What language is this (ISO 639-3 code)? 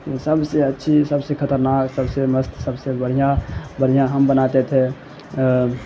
urd